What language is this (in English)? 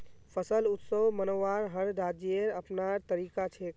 Magahi